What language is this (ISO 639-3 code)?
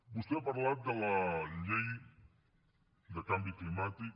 cat